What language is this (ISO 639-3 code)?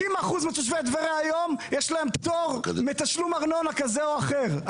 heb